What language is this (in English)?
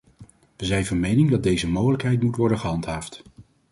Dutch